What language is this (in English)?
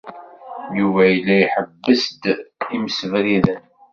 Kabyle